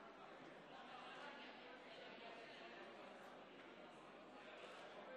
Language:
Hebrew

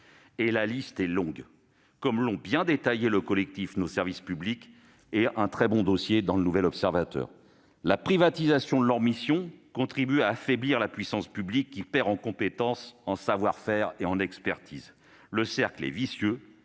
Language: French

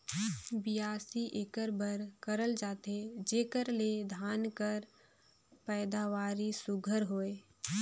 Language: Chhattisgarhi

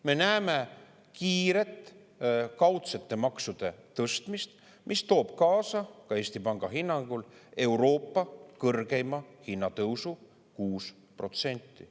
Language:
Estonian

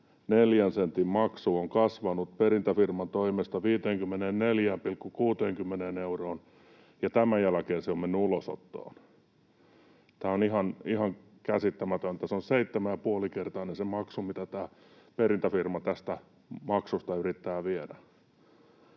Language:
Finnish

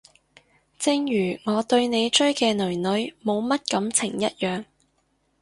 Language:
Cantonese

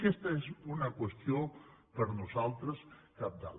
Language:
Catalan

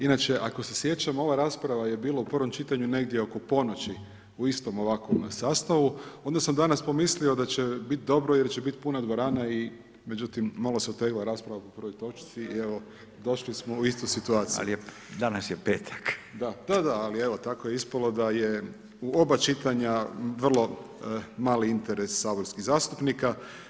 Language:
Croatian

